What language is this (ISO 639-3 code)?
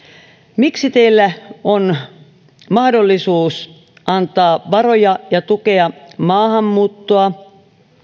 fin